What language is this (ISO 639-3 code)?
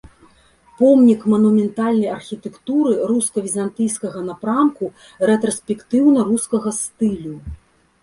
bel